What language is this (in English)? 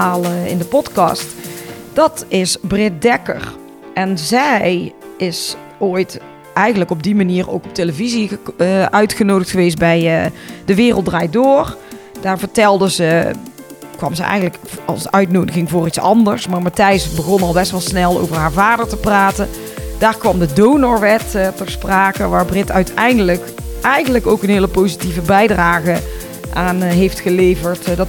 Dutch